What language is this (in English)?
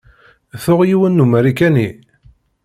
Kabyle